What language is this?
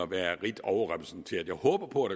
Danish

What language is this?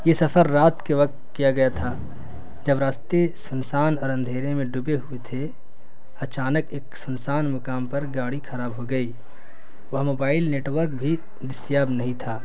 Urdu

